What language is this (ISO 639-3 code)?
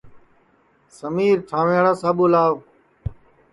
ssi